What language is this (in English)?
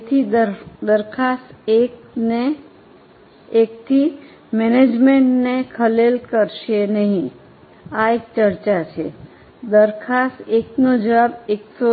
Gujarati